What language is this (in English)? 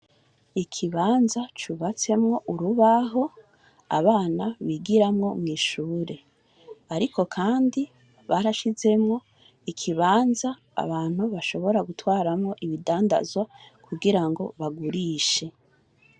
Rundi